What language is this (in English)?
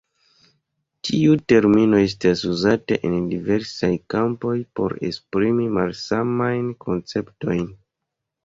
Esperanto